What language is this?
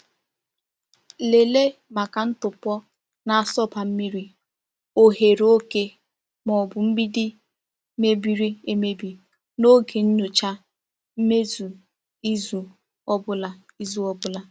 Igbo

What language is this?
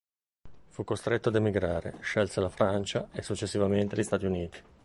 Italian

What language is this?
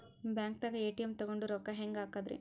Kannada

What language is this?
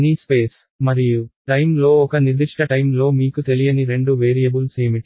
Telugu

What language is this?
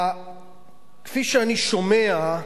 Hebrew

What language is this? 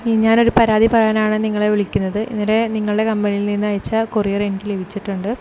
Malayalam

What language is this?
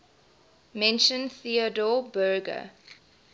English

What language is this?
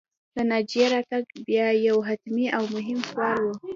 Pashto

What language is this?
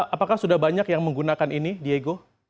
Indonesian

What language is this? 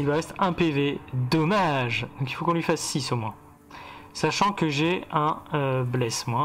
French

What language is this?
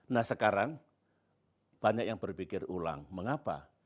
Indonesian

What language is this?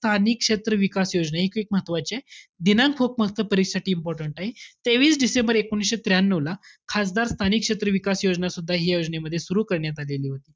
Marathi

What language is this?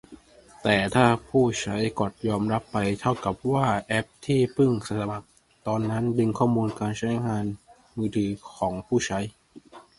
Thai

